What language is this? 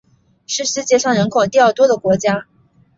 Chinese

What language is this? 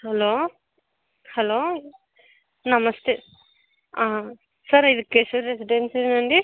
Telugu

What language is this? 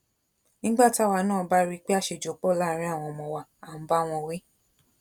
Yoruba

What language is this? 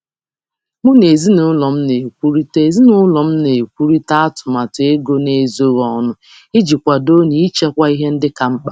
Igbo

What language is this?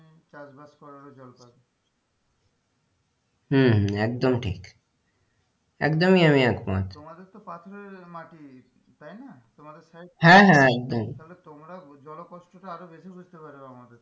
Bangla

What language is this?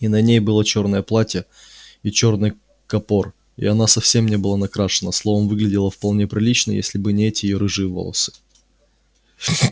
Russian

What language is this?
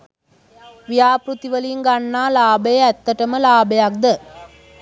Sinhala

